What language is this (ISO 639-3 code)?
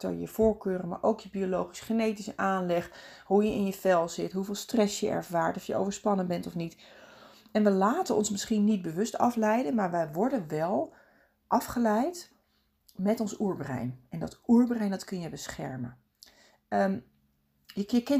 nld